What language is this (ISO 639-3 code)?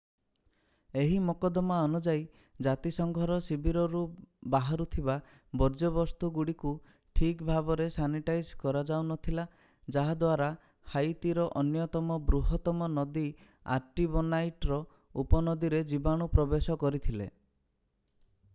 ori